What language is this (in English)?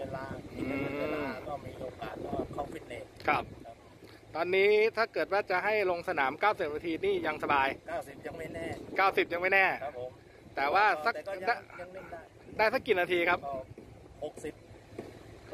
Thai